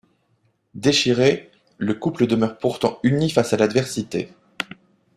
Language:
French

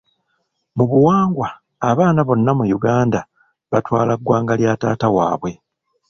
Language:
Ganda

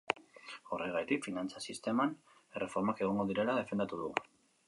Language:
Basque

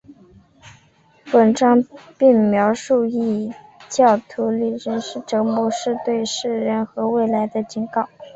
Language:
Chinese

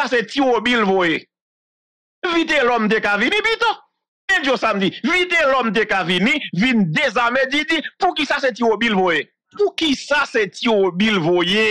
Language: French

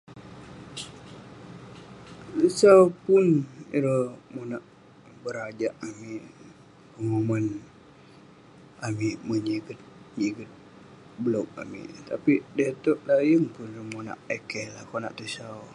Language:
Western Penan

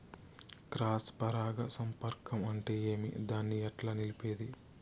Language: Telugu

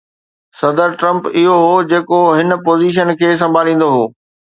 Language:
Sindhi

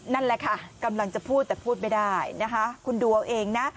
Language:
Thai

